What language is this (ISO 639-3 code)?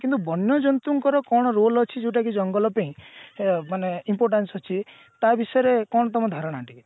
ori